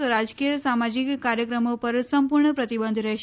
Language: Gujarati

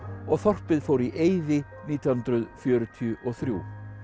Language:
Icelandic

